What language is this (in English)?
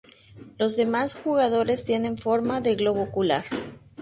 Spanish